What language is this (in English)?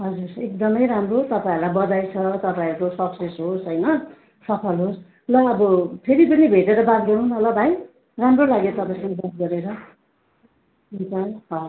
Nepali